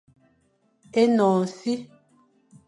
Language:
Fang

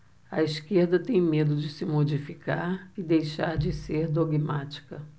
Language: Portuguese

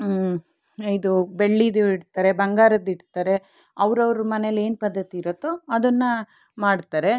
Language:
Kannada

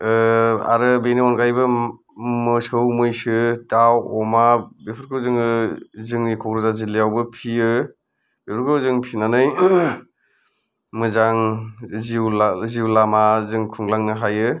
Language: Bodo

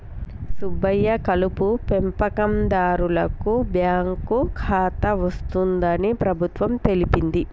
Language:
Telugu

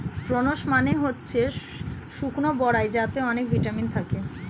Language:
Bangla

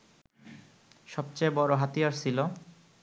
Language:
Bangla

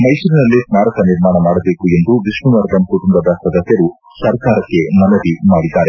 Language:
Kannada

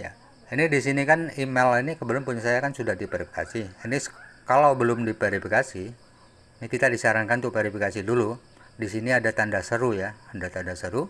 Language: Indonesian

